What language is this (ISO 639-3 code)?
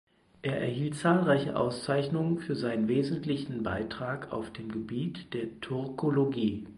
deu